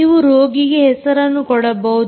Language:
Kannada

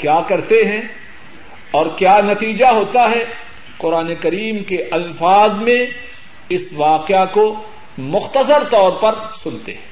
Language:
Urdu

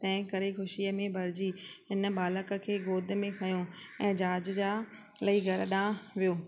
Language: Sindhi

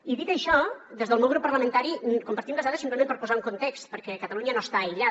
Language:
Catalan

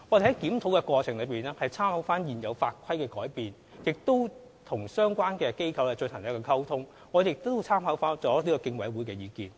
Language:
Cantonese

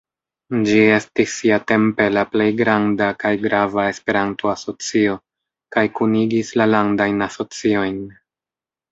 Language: Esperanto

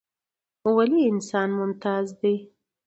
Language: Pashto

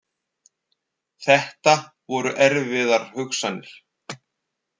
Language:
Icelandic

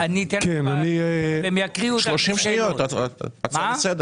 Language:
Hebrew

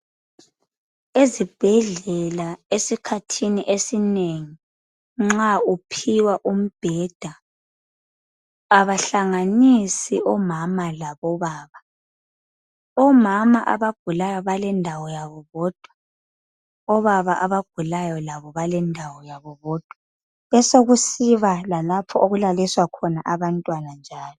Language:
North Ndebele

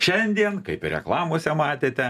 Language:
Lithuanian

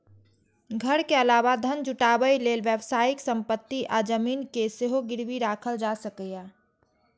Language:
Maithili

